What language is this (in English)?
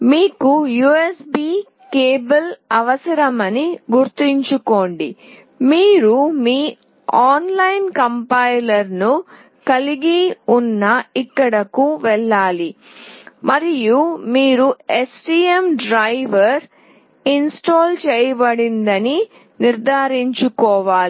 Telugu